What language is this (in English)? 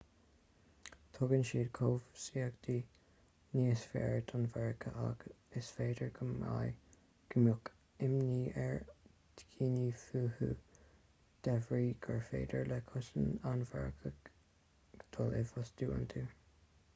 Irish